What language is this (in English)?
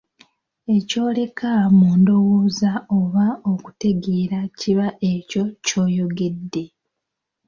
Ganda